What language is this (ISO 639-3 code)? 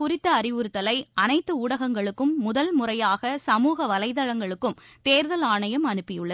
tam